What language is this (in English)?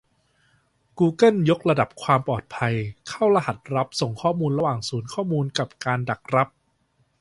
Thai